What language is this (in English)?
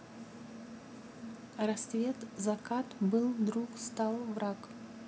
Russian